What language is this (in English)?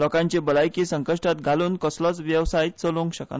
Konkani